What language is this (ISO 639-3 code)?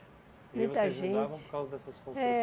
por